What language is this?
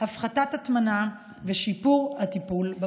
Hebrew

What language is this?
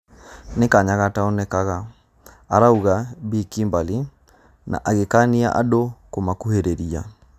Kikuyu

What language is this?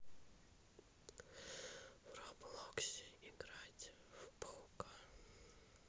Russian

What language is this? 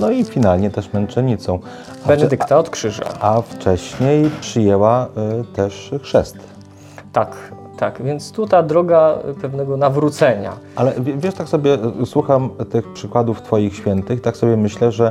Polish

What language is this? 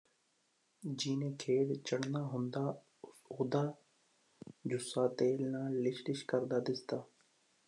Punjabi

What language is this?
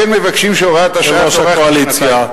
Hebrew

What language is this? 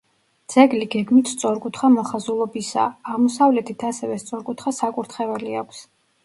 Georgian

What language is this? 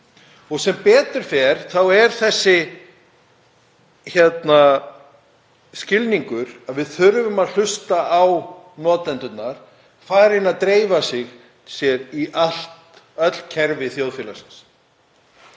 Icelandic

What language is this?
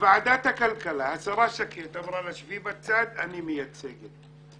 Hebrew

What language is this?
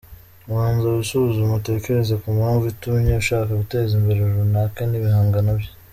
Kinyarwanda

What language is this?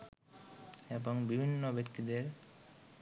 Bangla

